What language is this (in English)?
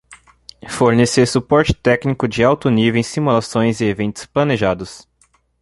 Portuguese